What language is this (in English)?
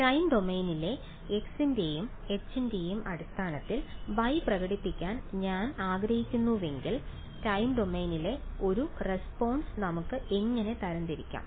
Malayalam